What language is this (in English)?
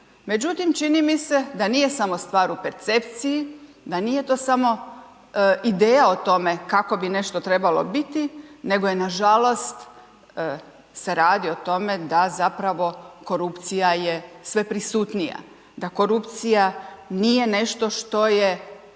Croatian